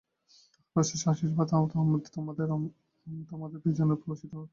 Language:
Bangla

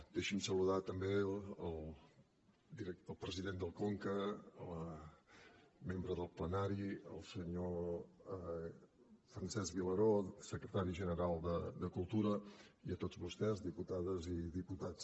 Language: Catalan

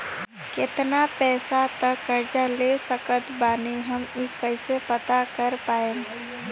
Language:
Bhojpuri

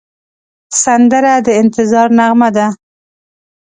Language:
Pashto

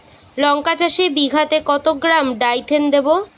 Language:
Bangla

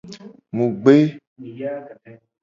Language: Gen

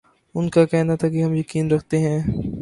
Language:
Urdu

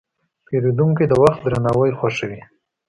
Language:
Pashto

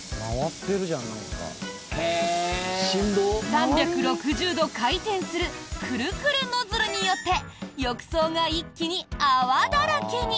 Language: Japanese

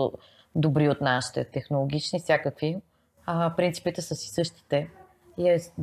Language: Bulgarian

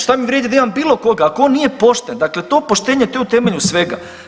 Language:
Croatian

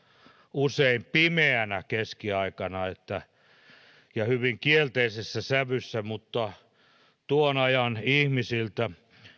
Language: Finnish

